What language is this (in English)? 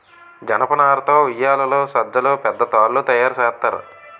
Telugu